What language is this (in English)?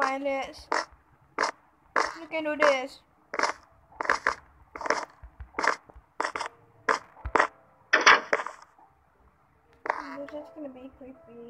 English